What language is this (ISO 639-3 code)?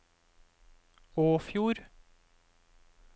nor